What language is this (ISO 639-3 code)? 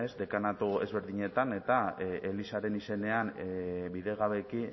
eus